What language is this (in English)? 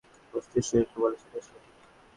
Bangla